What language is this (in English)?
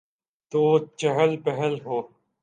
Urdu